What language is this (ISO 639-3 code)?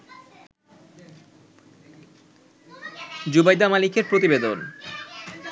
ben